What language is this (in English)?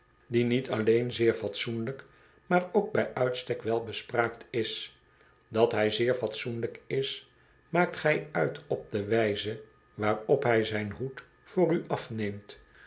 Dutch